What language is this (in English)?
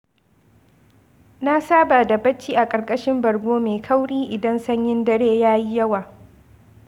Hausa